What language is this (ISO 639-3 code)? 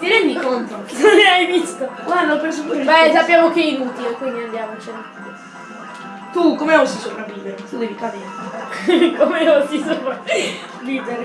ita